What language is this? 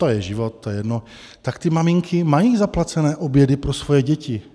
Czech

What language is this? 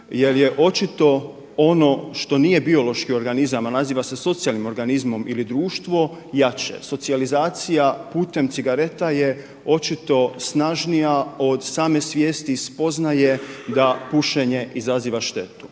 Croatian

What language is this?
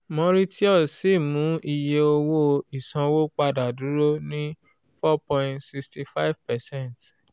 Yoruba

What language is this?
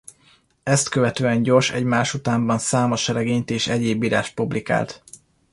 Hungarian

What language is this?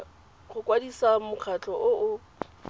Tswana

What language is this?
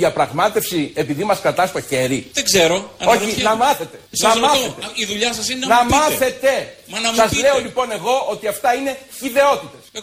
Greek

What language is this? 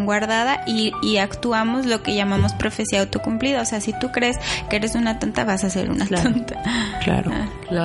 Spanish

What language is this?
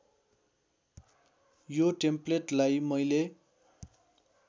Nepali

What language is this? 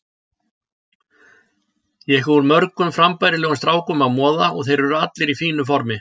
Icelandic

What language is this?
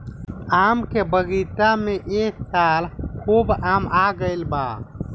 Bhojpuri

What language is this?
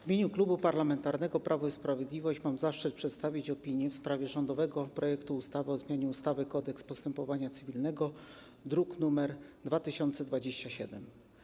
Polish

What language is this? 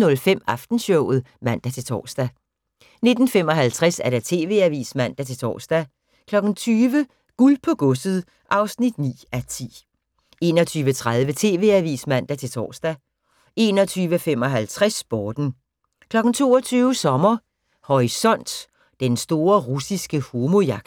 Danish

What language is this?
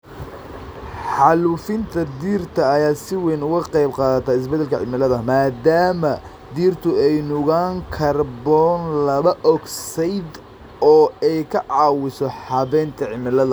Somali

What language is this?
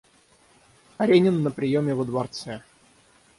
Russian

